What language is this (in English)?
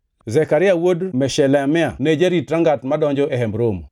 Luo (Kenya and Tanzania)